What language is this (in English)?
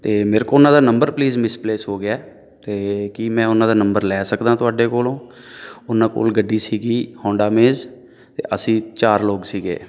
Punjabi